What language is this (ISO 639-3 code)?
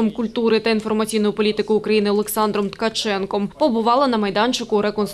ukr